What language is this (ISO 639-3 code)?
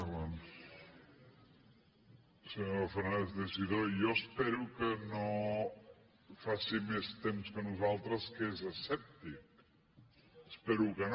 cat